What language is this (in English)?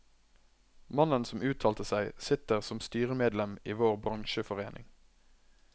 Norwegian